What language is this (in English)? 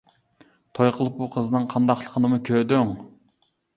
Uyghur